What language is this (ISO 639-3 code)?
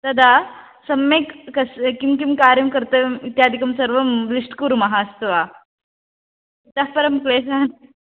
san